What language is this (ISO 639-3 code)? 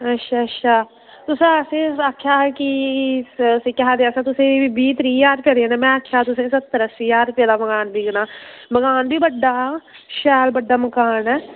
doi